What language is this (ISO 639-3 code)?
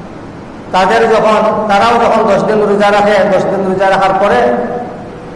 ind